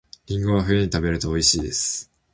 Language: Japanese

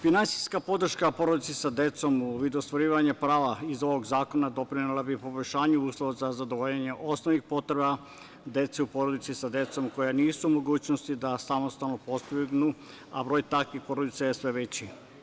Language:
Serbian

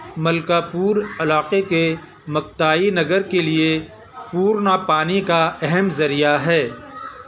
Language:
Urdu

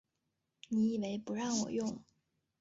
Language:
Chinese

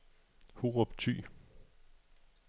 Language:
Danish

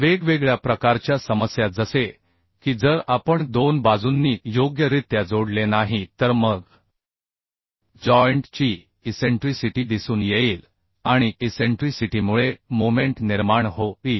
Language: Marathi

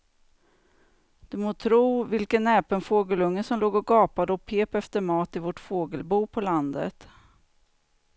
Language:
Swedish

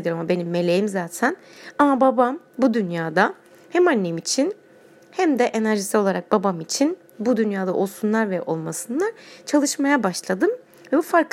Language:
Turkish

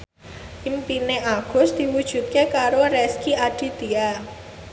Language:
Javanese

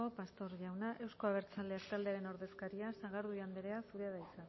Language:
Basque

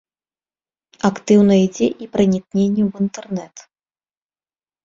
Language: Belarusian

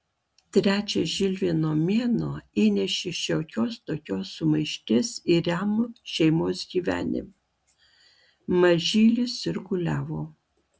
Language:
Lithuanian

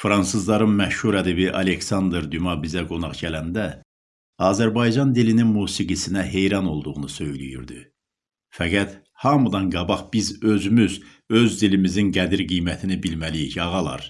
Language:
Turkish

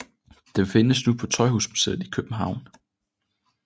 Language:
Danish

